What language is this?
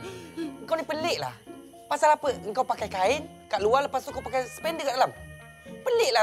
Malay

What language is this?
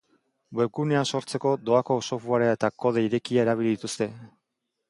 Basque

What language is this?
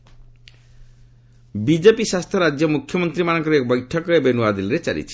Odia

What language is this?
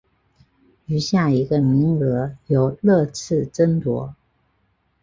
Chinese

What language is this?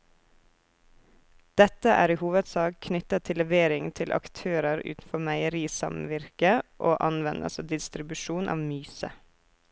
Norwegian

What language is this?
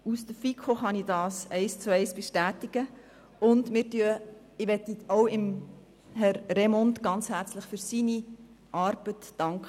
Swiss German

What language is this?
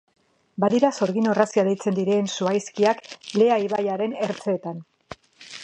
Basque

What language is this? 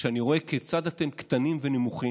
Hebrew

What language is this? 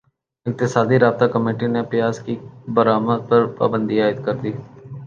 Urdu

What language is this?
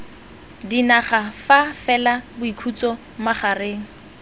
Tswana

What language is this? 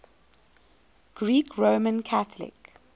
English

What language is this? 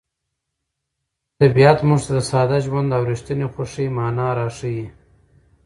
Pashto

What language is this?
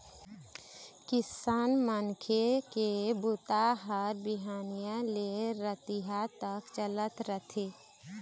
Chhattisgarhi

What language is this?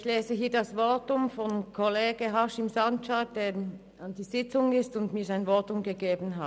Swiss German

